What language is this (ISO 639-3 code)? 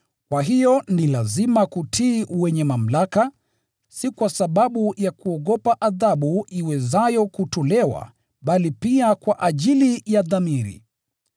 swa